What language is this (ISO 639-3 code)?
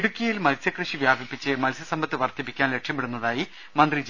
mal